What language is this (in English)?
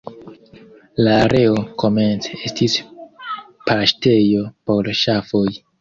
Esperanto